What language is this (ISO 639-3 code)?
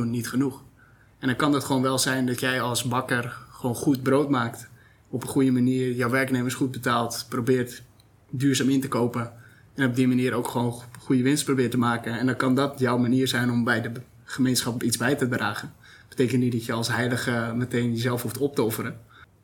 nld